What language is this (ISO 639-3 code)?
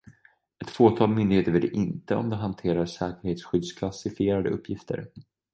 swe